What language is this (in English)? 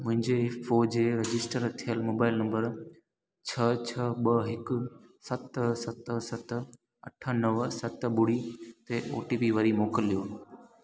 Sindhi